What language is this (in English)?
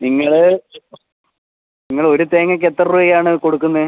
Malayalam